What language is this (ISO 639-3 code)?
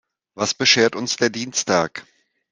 deu